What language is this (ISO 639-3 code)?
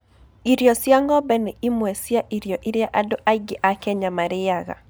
kik